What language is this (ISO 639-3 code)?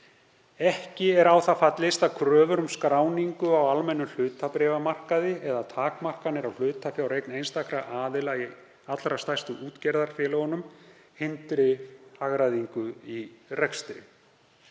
isl